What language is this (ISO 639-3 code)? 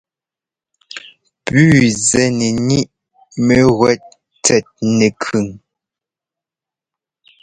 jgo